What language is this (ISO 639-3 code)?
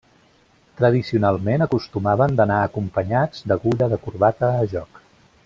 cat